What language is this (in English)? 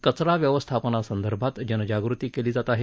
Marathi